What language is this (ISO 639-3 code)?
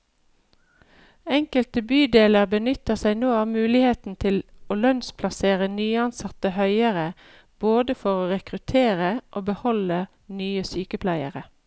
nor